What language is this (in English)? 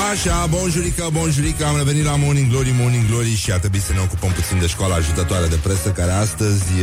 Romanian